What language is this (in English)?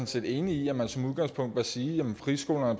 Danish